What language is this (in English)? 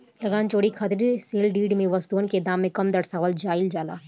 Bhojpuri